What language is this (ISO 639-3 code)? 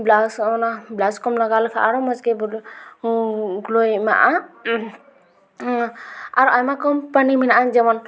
sat